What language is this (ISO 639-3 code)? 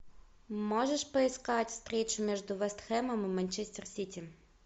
rus